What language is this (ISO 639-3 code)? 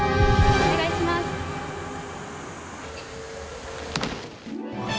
jpn